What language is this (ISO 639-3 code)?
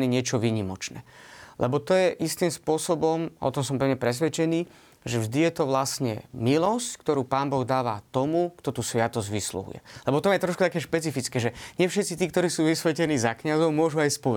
slk